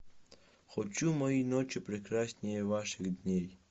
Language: Russian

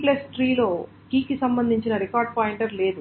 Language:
Telugu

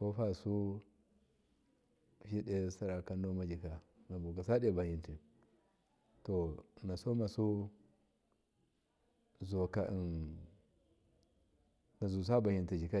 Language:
Miya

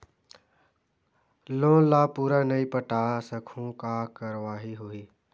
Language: Chhattisgarhi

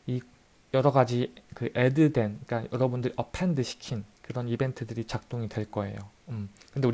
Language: Korean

